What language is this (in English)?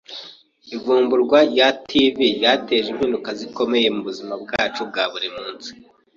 Kinyarwanda